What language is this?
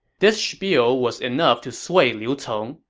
English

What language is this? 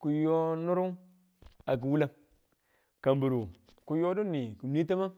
Tula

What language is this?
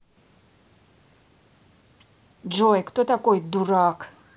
Russian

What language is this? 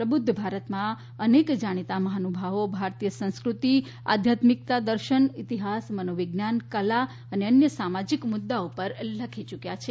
Gujarati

